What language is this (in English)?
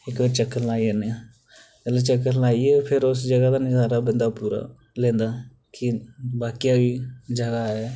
Dogri